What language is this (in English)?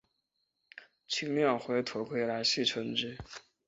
Chinese